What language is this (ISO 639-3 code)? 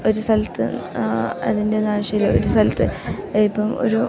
mal